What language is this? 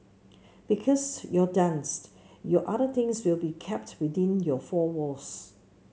English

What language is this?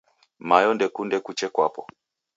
Taita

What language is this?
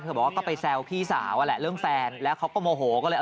Thai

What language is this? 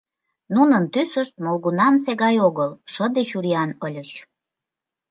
Mari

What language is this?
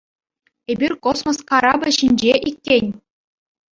Chuvash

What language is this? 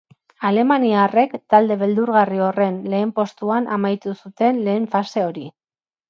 Basque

